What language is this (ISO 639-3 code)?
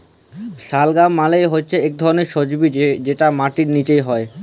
ben